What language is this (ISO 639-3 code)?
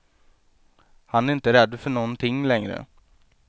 swe